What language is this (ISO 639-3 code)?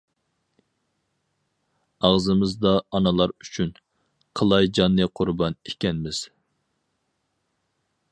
uig